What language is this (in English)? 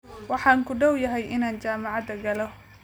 Somali